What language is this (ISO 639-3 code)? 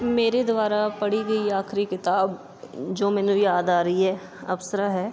pan